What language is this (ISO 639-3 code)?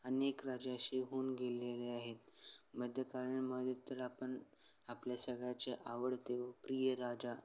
mar